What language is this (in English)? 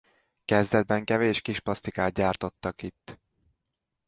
Hungarian